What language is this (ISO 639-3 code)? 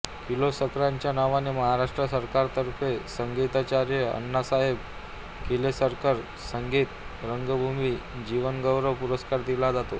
mar